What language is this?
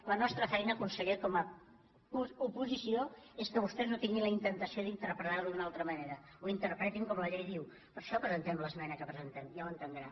Catalan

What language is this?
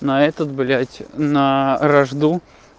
Russian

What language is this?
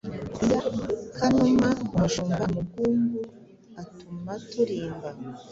Kinyarwanda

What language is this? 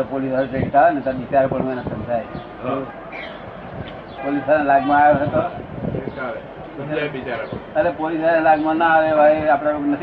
Gujarati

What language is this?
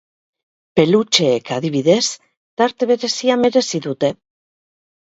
Basque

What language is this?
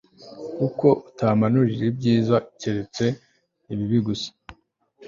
Kinyarwanda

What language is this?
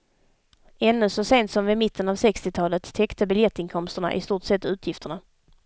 Swedish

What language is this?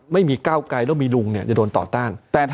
Thai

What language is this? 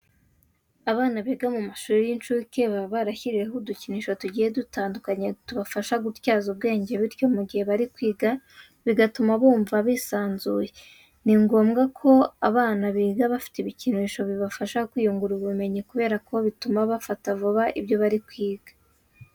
Kinyarwanda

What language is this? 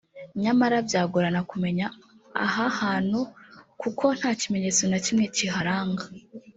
Kinyarwanda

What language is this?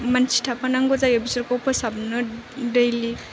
Bodo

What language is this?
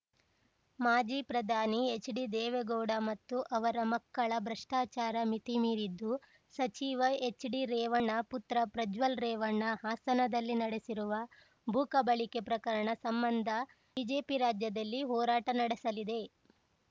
Kannada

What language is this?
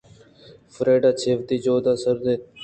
Eastern Balochi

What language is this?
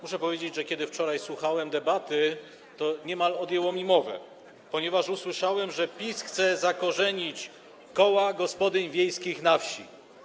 Polish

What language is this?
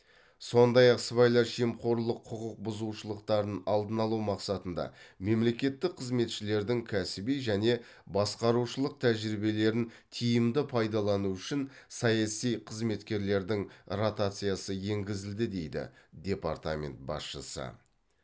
Kazakh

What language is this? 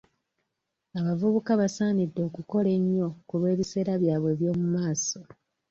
Ganda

